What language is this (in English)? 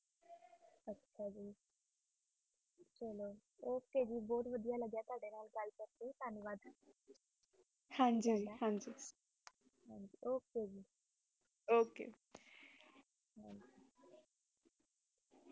Punjabi